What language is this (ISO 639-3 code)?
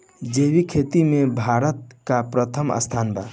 bho